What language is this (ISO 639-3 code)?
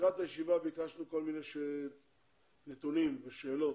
heb